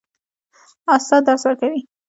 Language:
Pashto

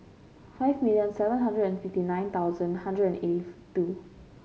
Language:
English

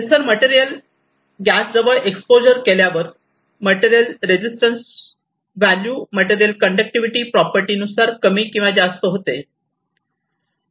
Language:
Marathi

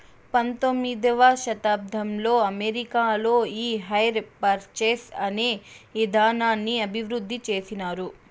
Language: Telugu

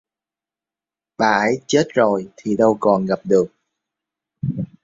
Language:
Vietnamese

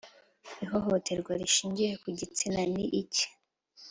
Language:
Kinyarwanda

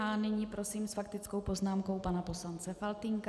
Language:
Czech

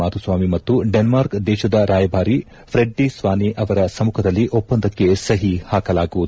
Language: Kannada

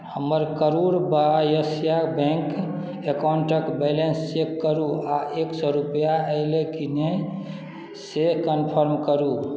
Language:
Maithili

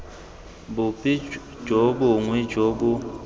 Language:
Tswana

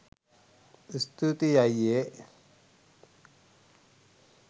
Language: Sinhala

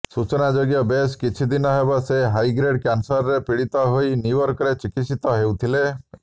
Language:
Odia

